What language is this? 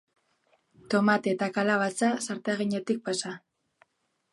Basque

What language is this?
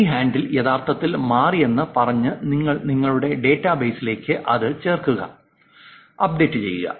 Malayalam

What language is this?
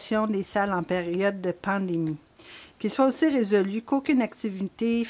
French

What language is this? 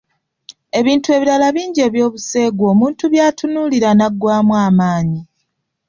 Ganda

